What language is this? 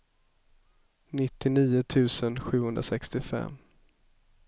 Swedish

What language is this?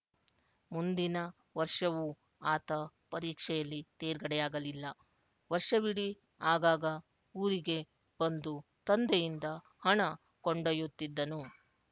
Kannada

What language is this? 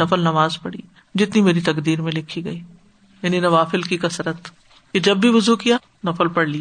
Urdu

